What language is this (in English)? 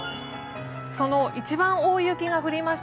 Japanese